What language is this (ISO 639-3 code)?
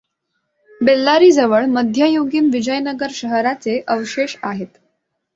mar